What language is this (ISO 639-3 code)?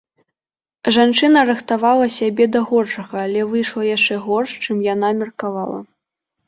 bel